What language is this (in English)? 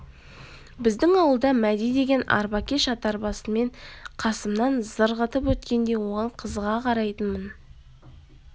Kazakh